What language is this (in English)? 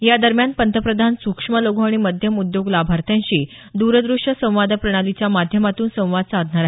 Marathi